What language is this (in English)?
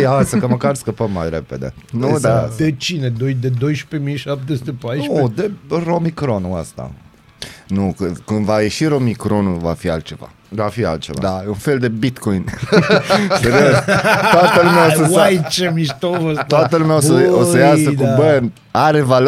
Romanian